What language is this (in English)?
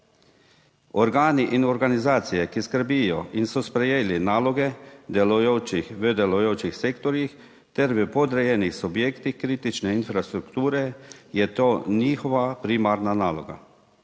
Slovenian